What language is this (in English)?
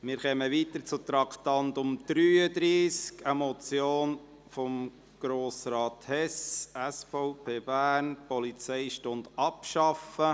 Swiss German